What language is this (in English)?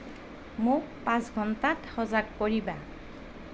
Assamese